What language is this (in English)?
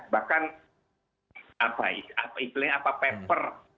Indonesian